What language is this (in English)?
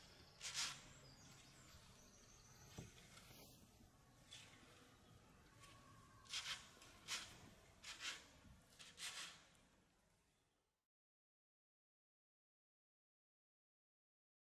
Dutch